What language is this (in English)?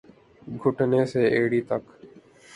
Urdu